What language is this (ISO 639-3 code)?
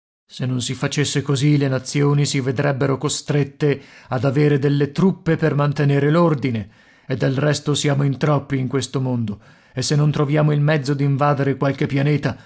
ita